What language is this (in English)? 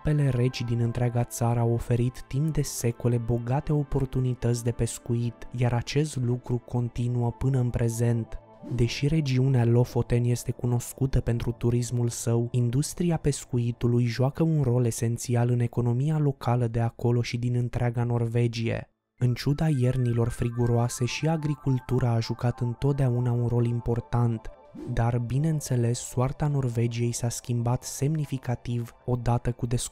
Romanian